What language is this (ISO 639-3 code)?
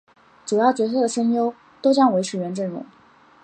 zho